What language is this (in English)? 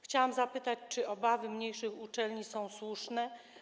Polish